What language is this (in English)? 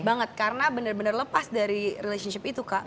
Indonesian